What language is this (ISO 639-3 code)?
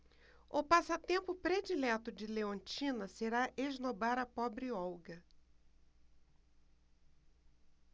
por